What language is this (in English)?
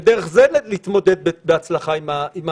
Hebrew